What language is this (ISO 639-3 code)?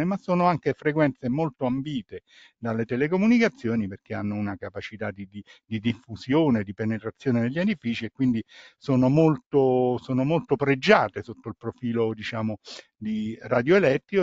ita